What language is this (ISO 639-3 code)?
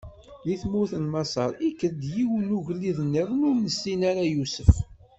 kab